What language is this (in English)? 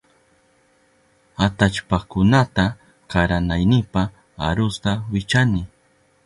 Southern Pastaza Quechua